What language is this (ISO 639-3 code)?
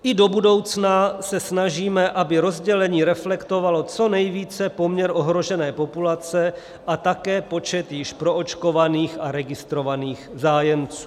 ces